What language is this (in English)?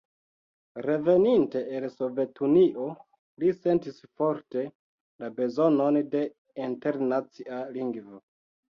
Esperanto